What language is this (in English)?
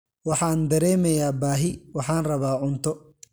Somali